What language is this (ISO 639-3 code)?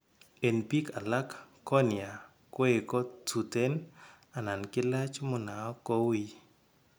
kln